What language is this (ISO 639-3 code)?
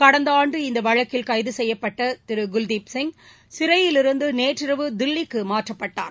tam